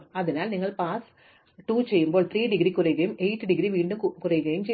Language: Malayalam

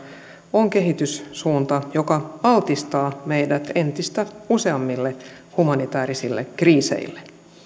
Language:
Finnish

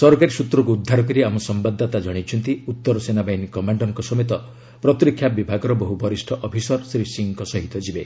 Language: Odia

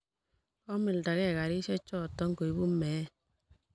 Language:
Kalenjin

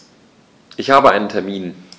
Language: German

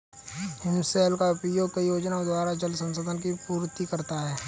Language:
Hindi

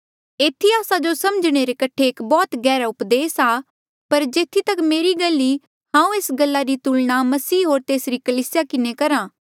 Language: Mandeali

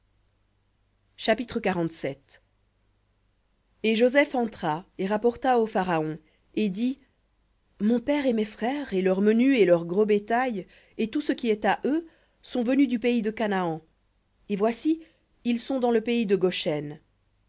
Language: French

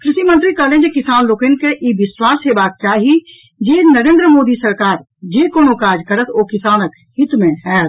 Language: Maithili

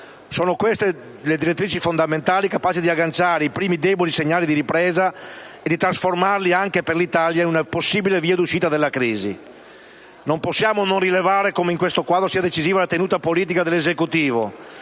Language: Italian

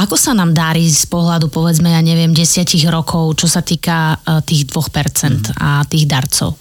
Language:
Slovak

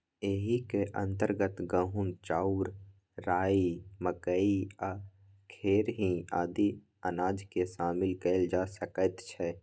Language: Maithili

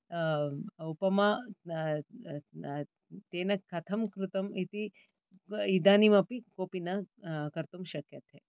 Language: Sanskrit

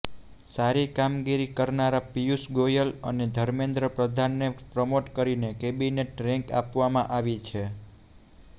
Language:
Gujarati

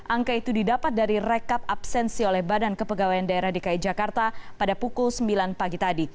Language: Indonesian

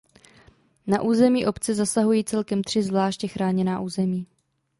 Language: Czech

